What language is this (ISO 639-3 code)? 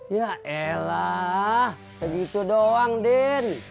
ind